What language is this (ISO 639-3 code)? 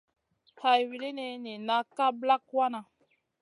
mcn